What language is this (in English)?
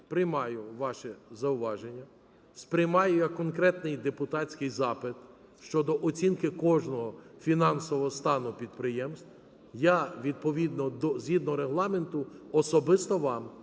Ukrainian